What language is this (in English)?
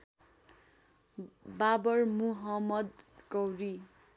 Nepali